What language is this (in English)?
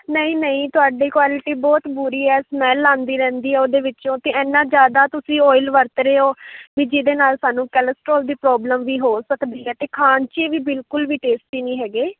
Punjabi